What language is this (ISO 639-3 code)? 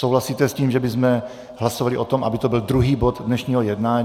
ces